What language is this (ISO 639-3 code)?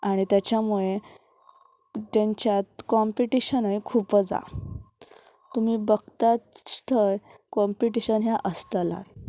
kok